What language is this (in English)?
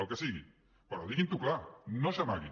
Catalan